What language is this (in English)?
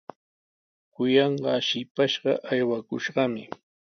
Sihuas Ancash Quechua